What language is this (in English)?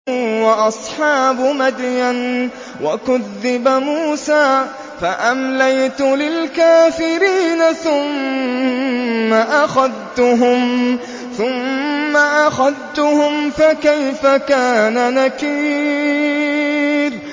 Arabic